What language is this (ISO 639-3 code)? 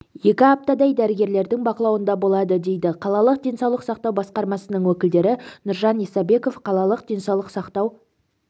kaz